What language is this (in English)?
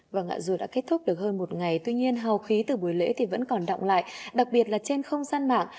Vietnamese